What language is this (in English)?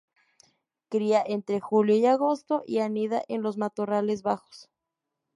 Spanish